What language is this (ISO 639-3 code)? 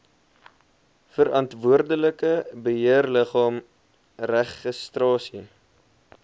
afr